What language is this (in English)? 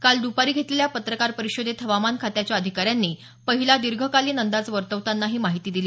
Marathi